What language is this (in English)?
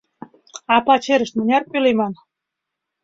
Mari